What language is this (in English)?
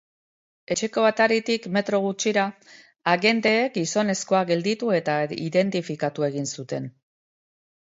Basque